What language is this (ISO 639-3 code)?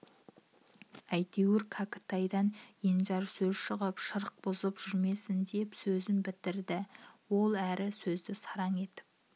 kaz